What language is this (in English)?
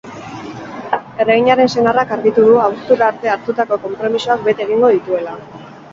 Basque